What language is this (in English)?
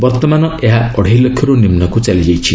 Odia